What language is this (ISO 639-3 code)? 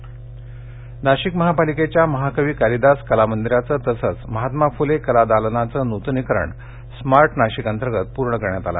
mar